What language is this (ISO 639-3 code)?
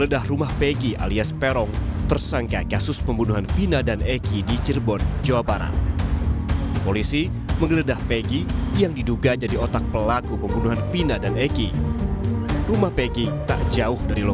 ind